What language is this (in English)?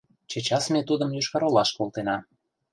Mari